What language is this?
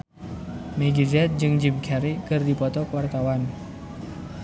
Sundanese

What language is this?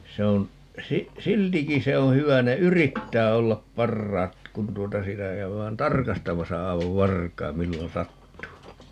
Finnish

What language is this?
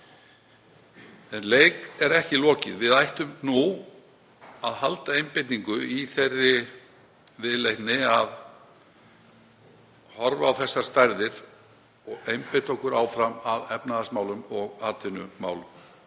Icelandic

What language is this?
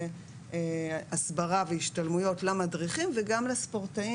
Hebrew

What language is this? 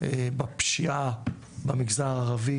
Hebrew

